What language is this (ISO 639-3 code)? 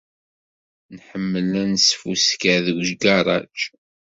kab